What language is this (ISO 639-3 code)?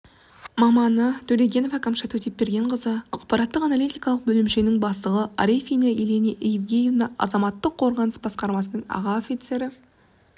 kaz